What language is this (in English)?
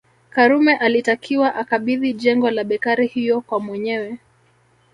Swahili